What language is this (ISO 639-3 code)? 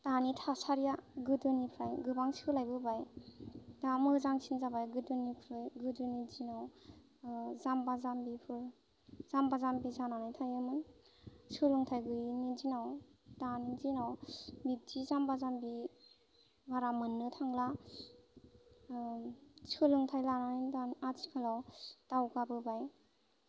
brx